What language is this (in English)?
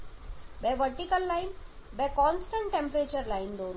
Gujarati